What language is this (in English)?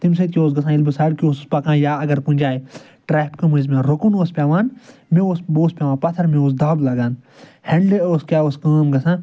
Kashmiri